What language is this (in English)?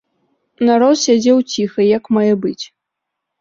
Belarusian